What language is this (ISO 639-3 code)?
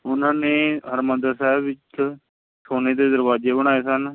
pan